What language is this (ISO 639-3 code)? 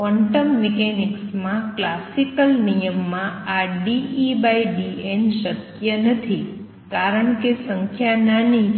guj